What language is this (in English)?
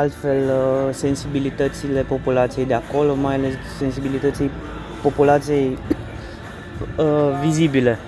Romanian